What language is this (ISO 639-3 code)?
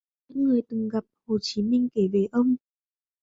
vie